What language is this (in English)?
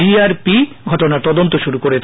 Bangla